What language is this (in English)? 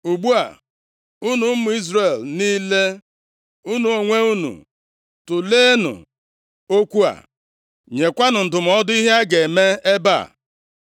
Igbo